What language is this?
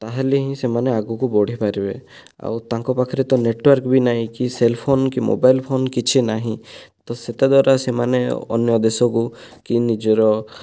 Odia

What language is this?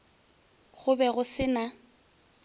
Northern Sotho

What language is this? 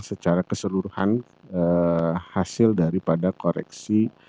Indonesian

